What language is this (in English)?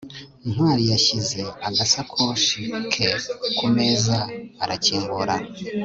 Kinyarwanda